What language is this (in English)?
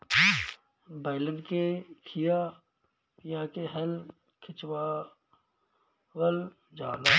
Bhojpuri